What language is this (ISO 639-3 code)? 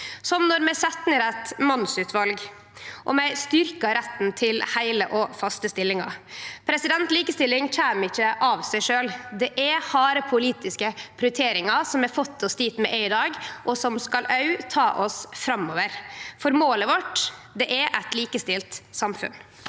nor